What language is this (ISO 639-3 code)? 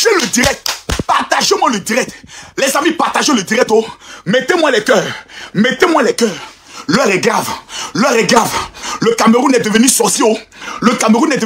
fra